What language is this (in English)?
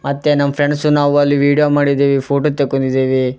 Kannada